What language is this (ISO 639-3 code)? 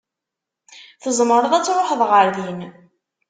kab